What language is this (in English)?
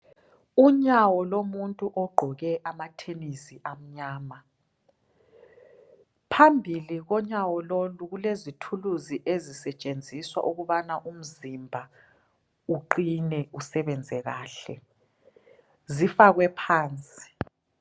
North Ndebele